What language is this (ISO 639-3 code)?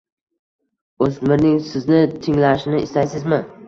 uzb